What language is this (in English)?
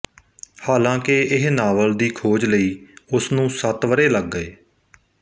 Punjabi